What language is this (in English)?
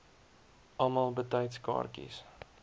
Afrikaans